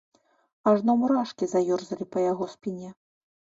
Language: Belarusian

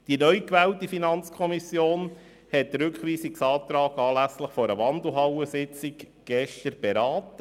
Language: Swiss German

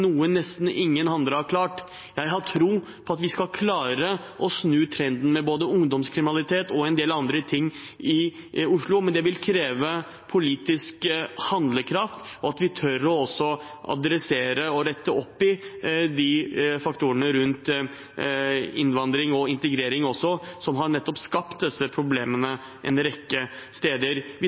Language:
Norwegian Bokmål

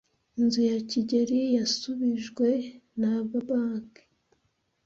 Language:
Kinyarwanda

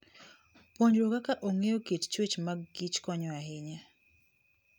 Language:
Luo (Kenya and Tanzania)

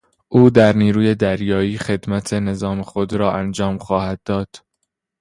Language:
Persian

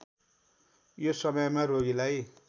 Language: Nepali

